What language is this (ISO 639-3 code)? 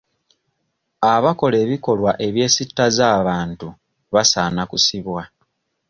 lug